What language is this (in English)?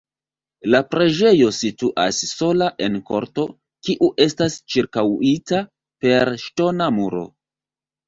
Esperanto